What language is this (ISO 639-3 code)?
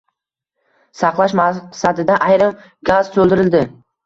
uzb